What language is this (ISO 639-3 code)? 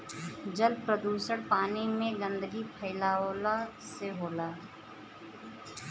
bho